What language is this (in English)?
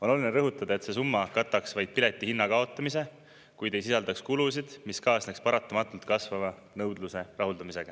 Estonian